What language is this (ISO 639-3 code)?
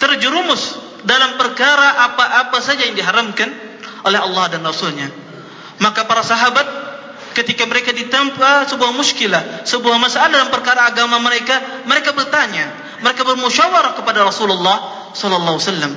msa